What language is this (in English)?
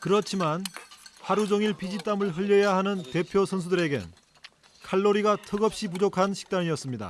Korean